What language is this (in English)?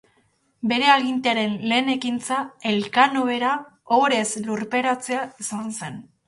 Basque